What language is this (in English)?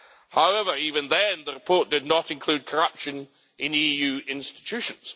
English